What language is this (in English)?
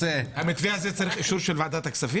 Hebrew